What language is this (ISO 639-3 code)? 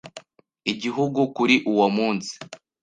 kin